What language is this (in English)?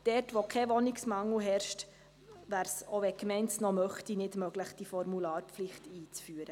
Swiss German